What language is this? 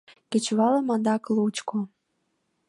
Mari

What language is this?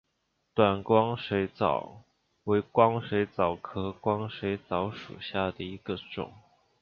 Chinese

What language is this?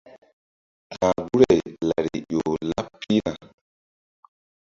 Mbum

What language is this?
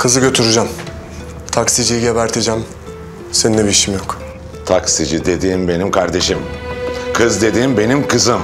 Turkish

